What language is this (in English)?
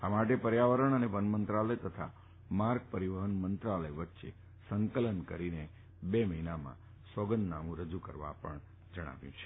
Gujarati